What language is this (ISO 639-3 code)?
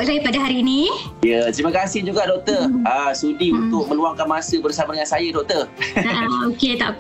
msa